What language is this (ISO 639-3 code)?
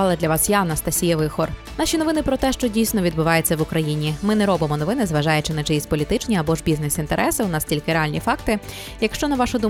ukr